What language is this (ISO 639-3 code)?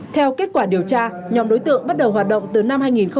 vie